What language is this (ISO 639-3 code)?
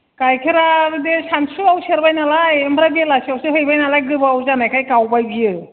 brx